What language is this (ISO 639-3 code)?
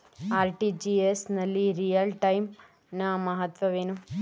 kan